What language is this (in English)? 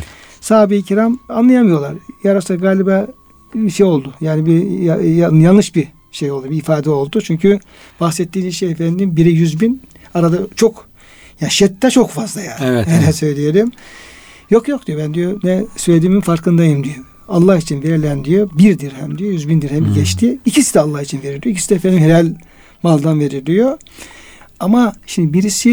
Turkish